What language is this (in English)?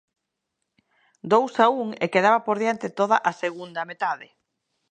Galician